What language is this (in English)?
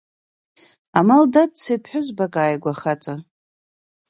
Abkhazian